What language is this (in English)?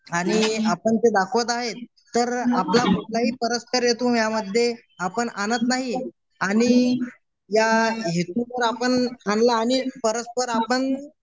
Marathi